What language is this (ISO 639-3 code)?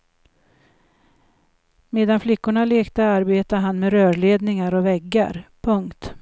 swe